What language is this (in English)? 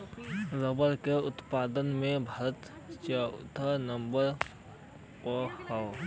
Bhojpuri